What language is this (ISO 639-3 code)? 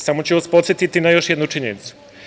srp